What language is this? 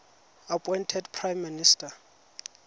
Tswana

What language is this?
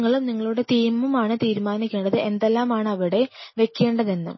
Malayalam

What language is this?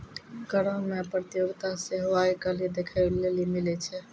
Maithili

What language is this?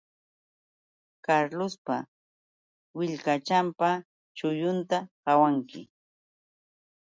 Yauyos Quechua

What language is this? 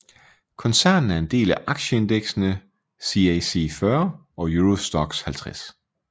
Danish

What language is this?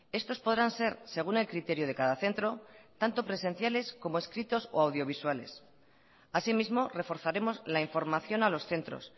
Spanish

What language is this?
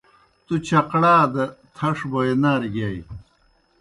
Kohistani Shina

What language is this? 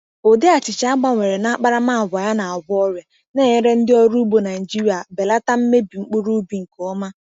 Igbo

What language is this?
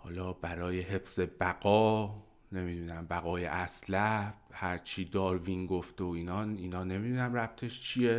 Persian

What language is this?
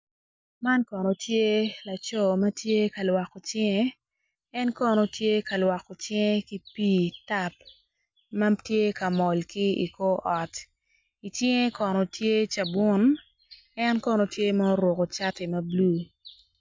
Acoli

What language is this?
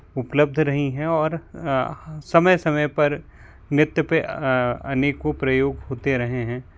Hindi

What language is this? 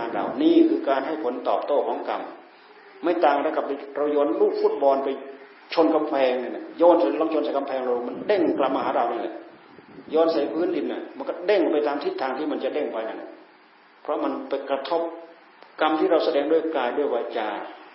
Thai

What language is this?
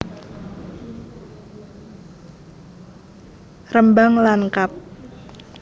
Javanese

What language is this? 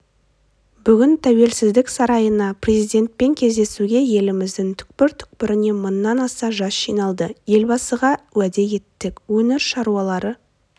Kazakh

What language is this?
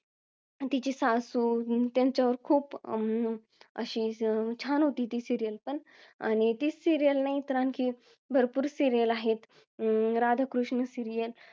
Marathi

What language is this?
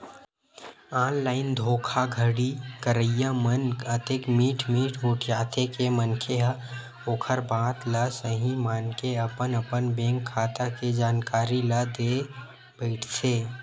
Chhattisgarhi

